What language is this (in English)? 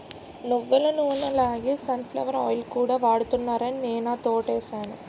Telugu